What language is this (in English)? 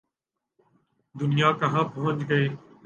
Urdu